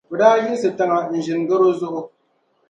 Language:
Dagbani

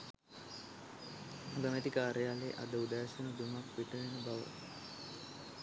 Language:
Sinhala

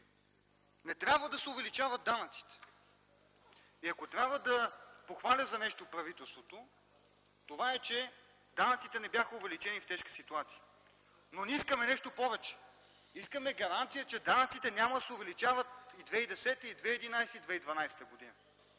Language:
Bulgarian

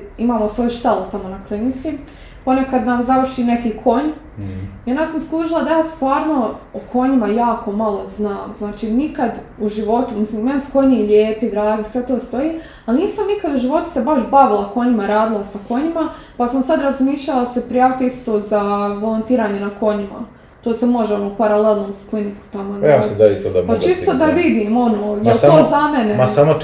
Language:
Croatian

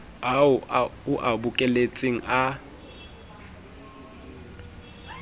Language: Southern Sotho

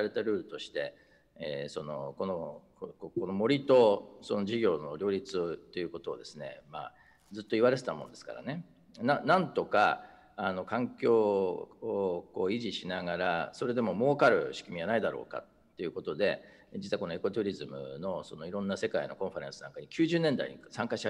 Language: Japanese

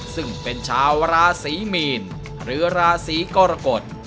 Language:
Thai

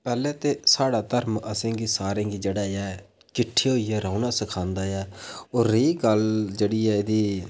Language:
Dogri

